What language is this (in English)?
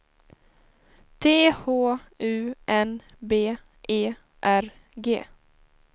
Swedish